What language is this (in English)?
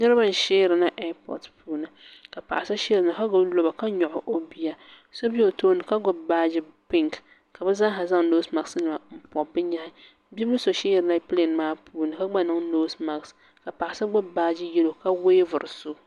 Dagbani